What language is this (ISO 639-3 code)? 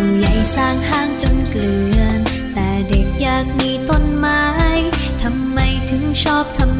tha